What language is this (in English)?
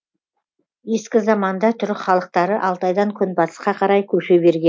Kazakh